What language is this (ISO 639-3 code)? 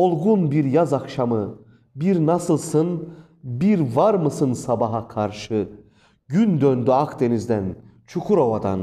tur